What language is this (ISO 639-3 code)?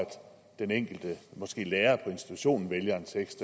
dan